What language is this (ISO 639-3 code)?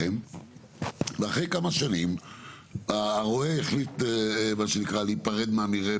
heb